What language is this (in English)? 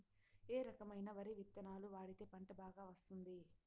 Telugu